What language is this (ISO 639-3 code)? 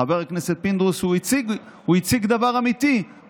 heb